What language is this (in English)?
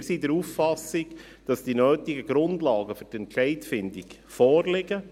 Swiss German